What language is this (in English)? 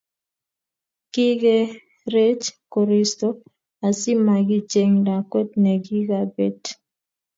Kalenjin